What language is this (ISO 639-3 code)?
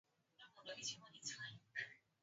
swa